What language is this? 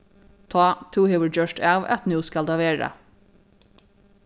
Faroese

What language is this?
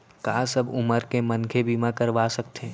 Chhattisgarhi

